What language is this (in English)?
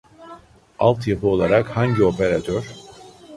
Turkish